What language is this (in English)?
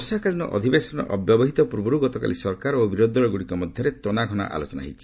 Odia